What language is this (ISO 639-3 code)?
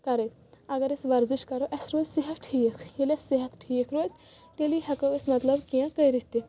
kas